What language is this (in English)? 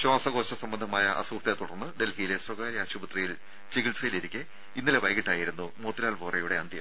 Malayalam